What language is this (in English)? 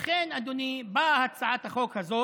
Hebrew